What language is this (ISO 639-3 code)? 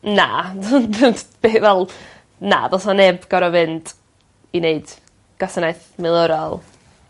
cym